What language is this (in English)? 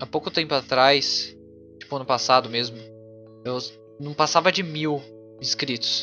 Portuguese